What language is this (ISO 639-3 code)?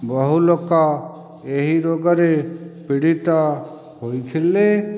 ori